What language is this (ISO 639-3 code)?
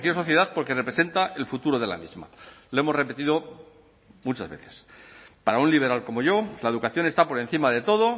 spa